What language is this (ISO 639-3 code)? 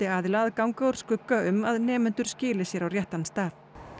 isl